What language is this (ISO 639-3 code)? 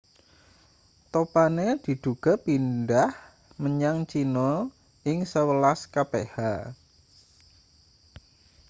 jav